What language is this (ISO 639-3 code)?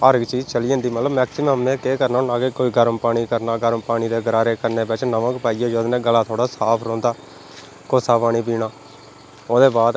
doi